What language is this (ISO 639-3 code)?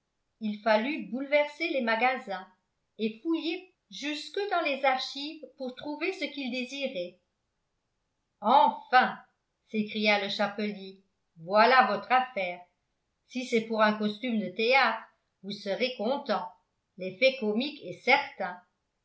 fra